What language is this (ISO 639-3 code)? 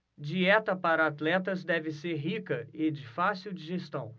por